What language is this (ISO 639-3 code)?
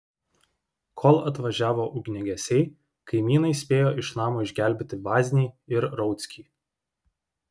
lit